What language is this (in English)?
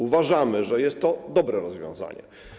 Polish